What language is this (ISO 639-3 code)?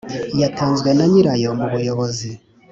kin